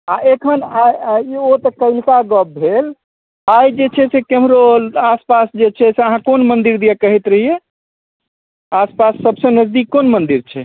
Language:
Maithili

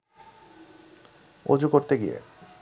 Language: Bangla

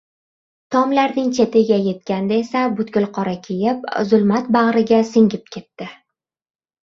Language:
Uzbek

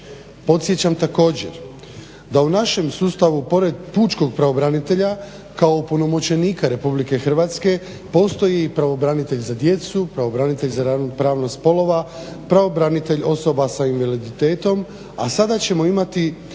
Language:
Croatian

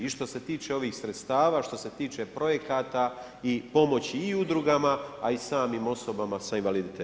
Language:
Croatian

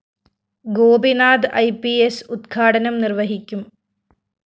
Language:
Malayalam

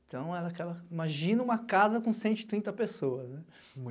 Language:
Portuguese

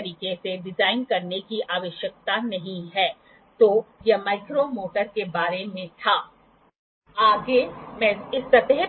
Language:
Hindi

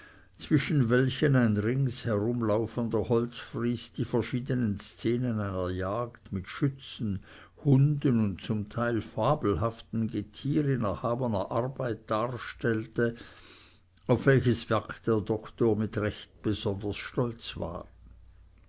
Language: German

